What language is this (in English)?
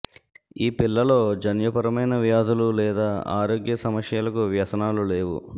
Telugu